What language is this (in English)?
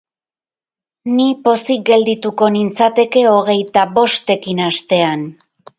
Basque